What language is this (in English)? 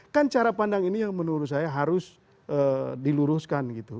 Indonesian